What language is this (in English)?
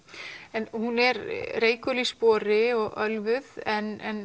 Icelandic